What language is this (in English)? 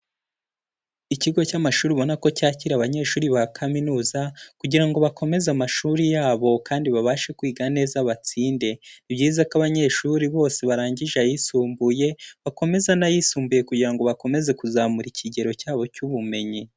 Kinyarwanda